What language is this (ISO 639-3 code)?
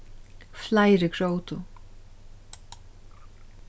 fao